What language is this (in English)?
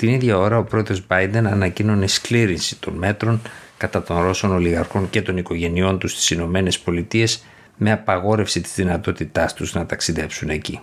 Greek